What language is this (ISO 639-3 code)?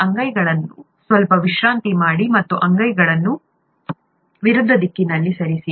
kan